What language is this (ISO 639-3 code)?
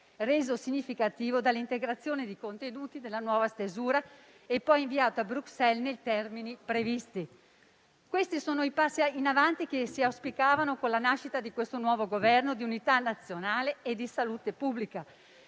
ita